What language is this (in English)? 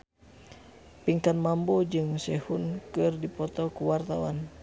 Sundanese